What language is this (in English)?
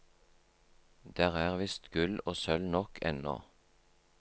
Norwegian